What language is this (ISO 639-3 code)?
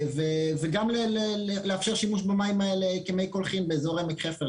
heb